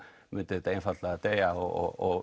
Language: Icelandic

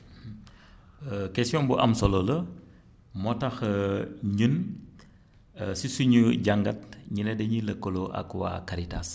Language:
Wolof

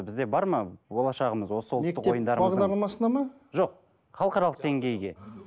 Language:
Kazakh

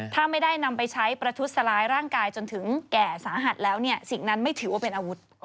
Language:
Thai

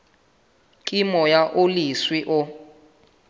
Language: Southern Sotho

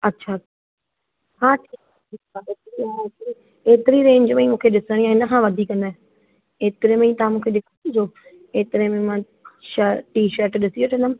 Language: Sindhi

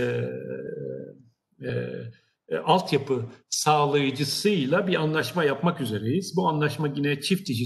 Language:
Turkish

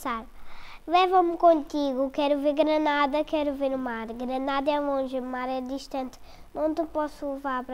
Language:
Portuguese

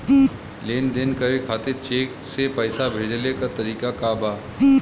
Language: Bhojpuri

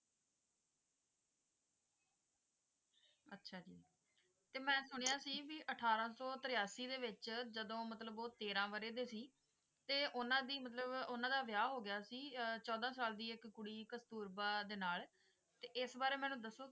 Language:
Punjabi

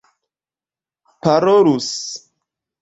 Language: Esperanto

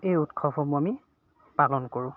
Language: Assamese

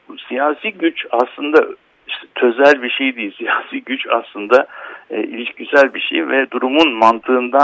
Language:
Turkish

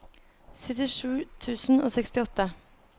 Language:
Norwegian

